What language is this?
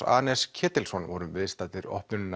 Icelandic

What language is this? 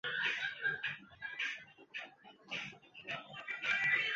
Chinese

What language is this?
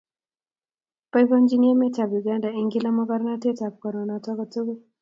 Kalenjin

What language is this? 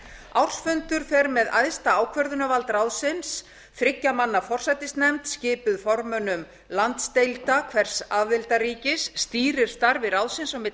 Icelandic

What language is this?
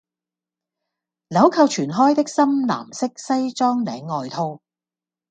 Cantonese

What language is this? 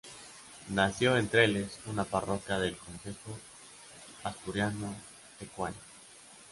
Spanish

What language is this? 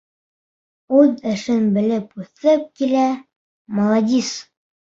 Bashkir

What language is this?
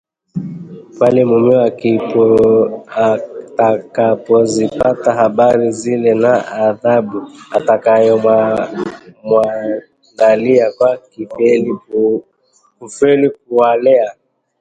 Swahili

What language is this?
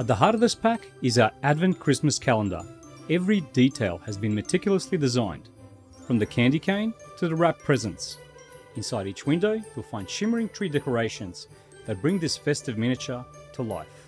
English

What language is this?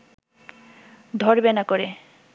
Bangla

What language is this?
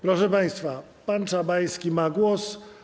Polish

